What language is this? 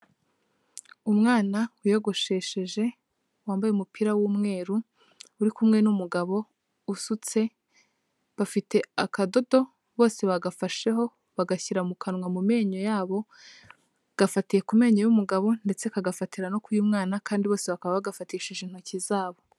Kinyarwanda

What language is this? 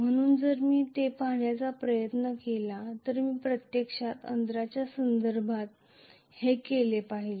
Marathi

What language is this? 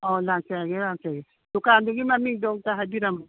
Manipuri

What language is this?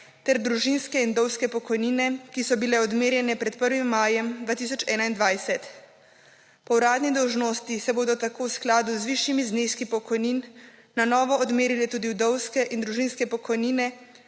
Slovenian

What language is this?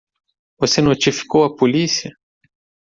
Portuguese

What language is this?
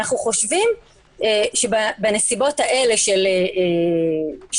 Hebrew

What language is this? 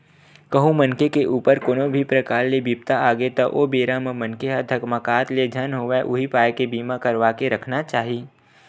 Chhattisgarhi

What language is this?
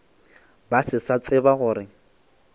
Northern Sotho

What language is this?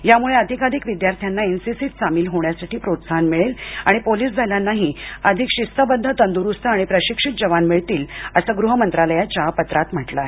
Marathi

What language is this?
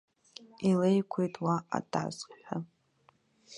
Abkhazian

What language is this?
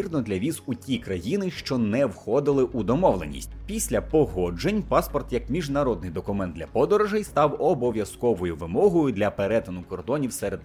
Ukrainian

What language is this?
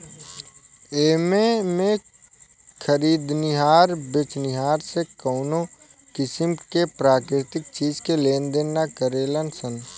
Bhojpuri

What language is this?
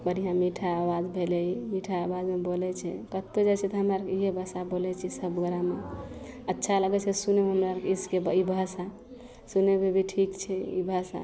Maithili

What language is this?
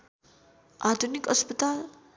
Nepali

